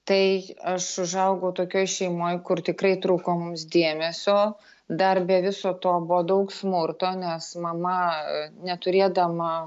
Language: Lithuanian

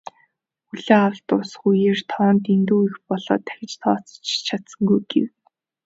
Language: Mongolian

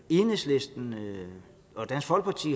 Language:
Danish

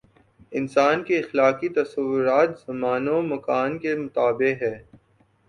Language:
Urdu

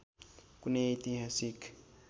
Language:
Nepali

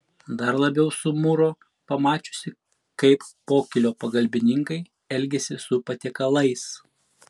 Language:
Lithuanian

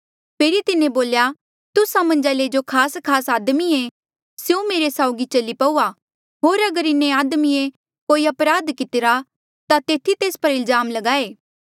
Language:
Mandeali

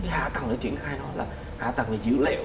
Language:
Vietnamese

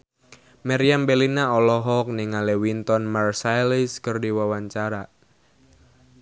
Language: Sundanese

